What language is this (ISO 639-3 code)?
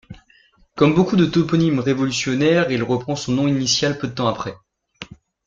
fra